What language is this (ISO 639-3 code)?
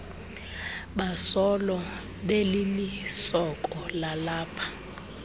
xho